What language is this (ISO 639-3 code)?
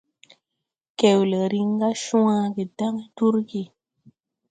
tui